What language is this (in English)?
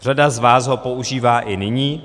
Czech